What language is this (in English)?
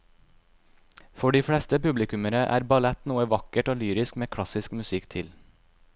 Norwegian